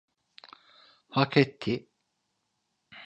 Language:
Turkish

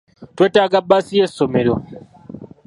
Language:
Ganda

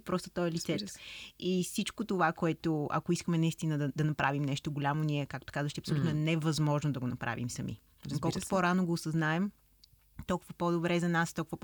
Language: Bulgarian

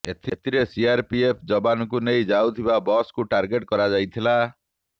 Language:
Odia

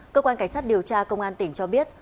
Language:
Vietnamese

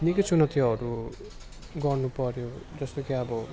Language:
Nepali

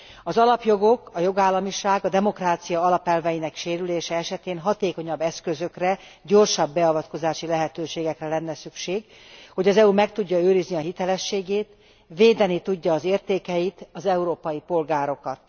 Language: Hungarian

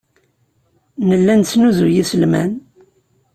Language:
Kabyle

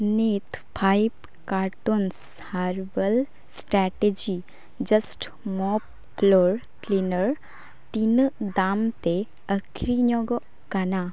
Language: Santali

